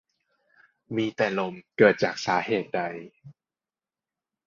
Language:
Thai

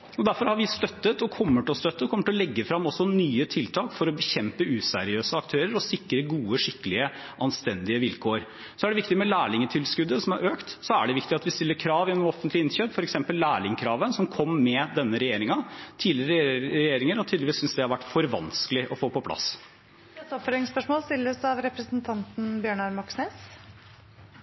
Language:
Norwegian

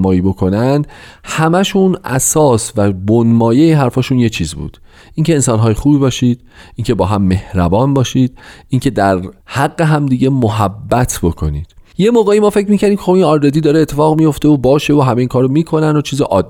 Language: Persian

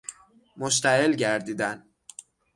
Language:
Persian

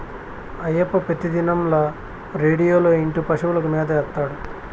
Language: Telugu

